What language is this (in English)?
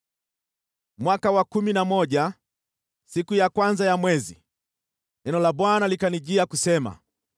Swahili